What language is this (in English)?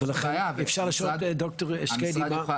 Hebrew